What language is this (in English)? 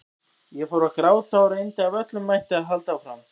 Icelandic